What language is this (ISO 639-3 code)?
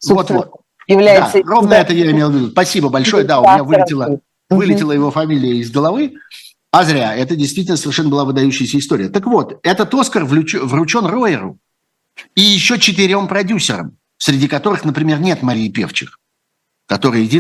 rus